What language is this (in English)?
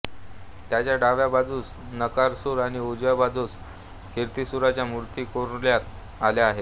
Marathi